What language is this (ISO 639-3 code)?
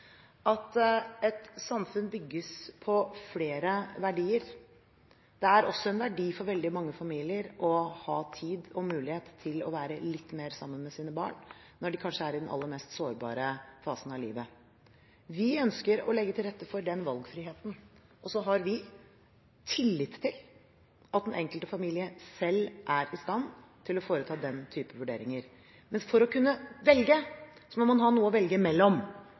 nob